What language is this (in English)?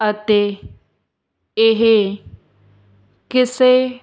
Punjabi